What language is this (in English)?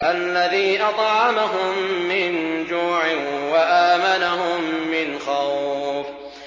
Arabic